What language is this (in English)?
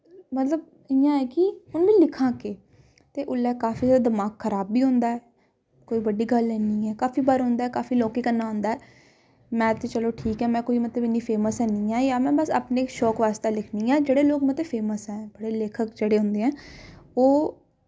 Dogri